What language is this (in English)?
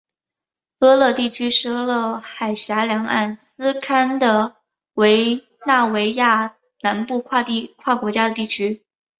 Chinese